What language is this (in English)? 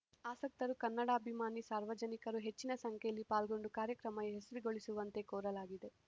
Kannada